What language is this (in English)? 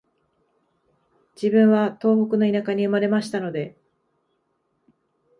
Japanese